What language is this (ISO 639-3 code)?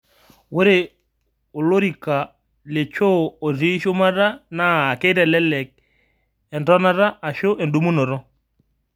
mas